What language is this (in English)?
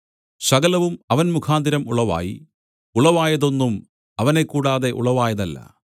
Malayalam